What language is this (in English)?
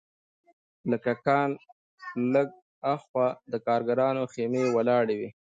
Pashto